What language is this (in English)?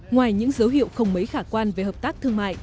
Vietnamese